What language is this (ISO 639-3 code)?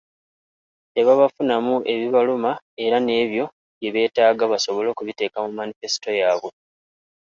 lug